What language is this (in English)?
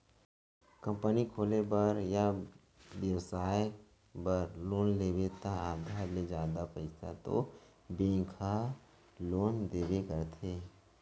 Chhattisgarhi